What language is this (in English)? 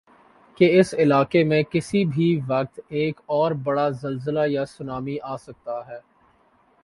Urdu